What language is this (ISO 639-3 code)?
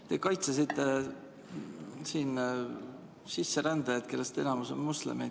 est